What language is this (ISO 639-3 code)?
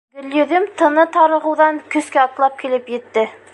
bak